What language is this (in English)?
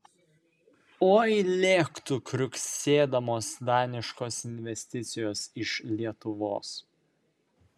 Lithuanian